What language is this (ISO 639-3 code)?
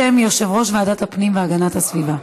heb